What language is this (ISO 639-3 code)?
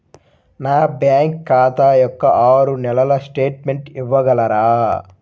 tel